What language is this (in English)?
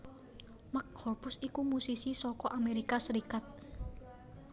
Javanese